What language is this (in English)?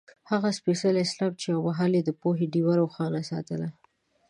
Pashto